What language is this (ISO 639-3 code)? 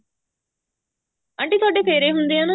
pan